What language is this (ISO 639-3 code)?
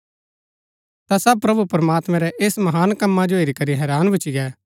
gbk